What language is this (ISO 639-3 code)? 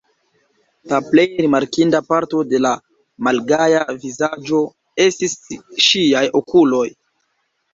epo